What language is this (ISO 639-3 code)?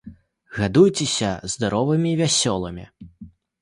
bel